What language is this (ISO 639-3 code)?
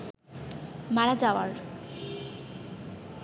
ben